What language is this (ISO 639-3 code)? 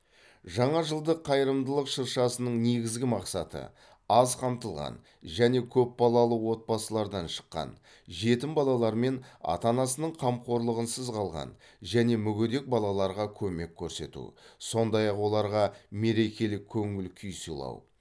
kaz